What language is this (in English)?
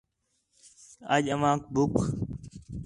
Khetrani